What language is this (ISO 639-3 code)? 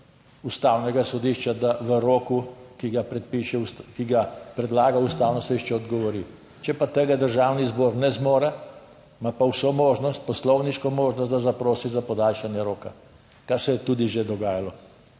slv